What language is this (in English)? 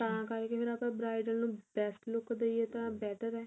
Punjabi